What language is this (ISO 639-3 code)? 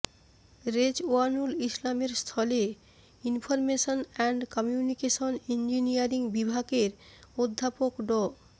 ben